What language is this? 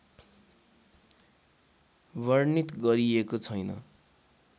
Nepali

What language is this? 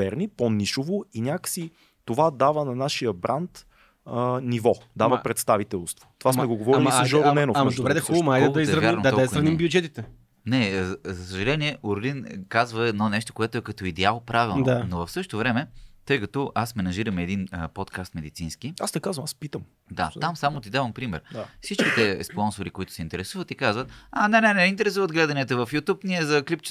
Bulgarian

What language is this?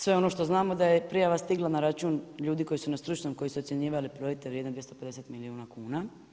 Croatian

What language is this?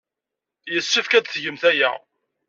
Kabyle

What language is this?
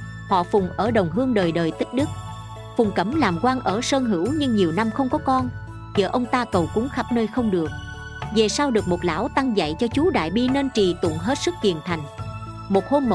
Vietnamese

